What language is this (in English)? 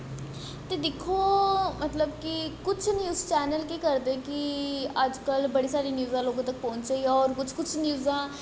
Dogri